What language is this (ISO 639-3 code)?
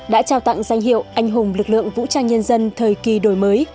vie